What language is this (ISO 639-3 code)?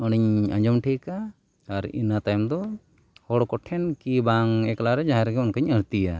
sat